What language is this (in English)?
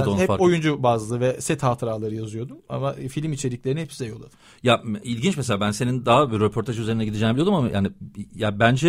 Turkish